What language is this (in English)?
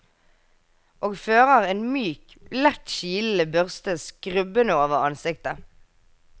Norwegian